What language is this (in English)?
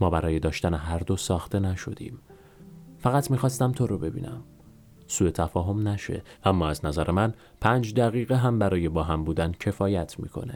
Persian